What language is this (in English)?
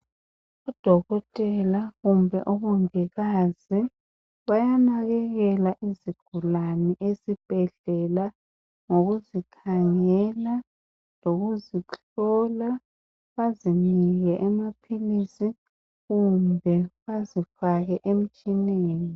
North Ndebele